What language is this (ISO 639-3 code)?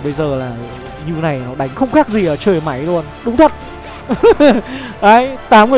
vie